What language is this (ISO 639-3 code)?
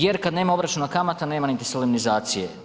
hrv